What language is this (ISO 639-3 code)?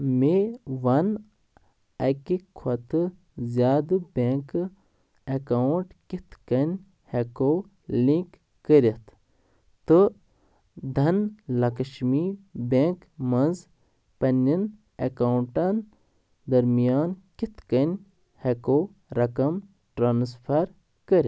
kas